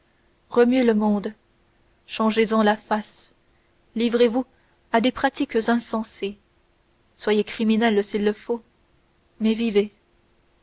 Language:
French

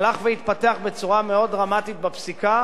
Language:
Hebrew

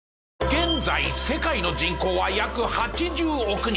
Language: Japanese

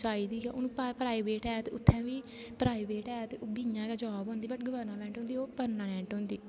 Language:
Dogri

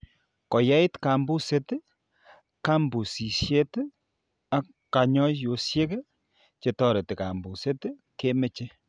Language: Kalenjin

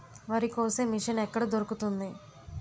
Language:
Telugu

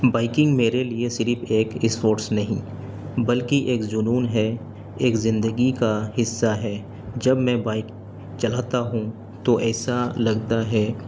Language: Urdu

